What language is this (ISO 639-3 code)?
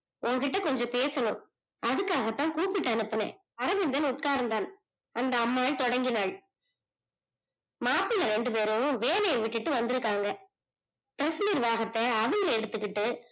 tam